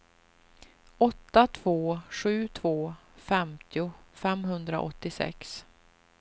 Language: Swedish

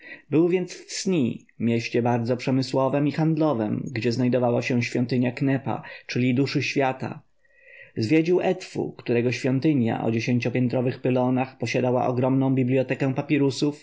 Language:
Polish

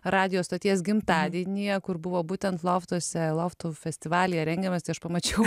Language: Lithuanian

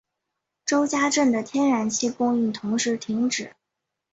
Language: Chinese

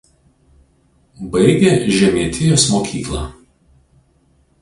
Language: Lithuanian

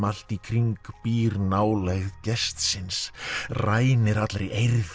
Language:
Icelandic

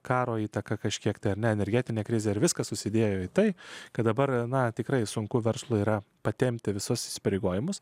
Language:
Lithuanian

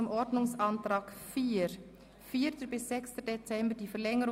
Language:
Swiss German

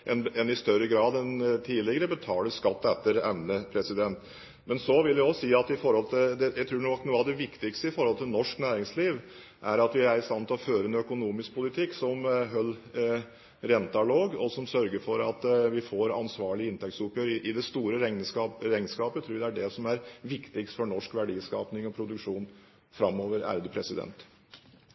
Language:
Norwegian Bokmål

